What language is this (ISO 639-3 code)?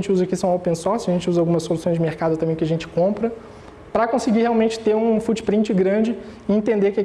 por